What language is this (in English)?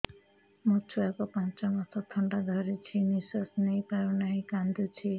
Odia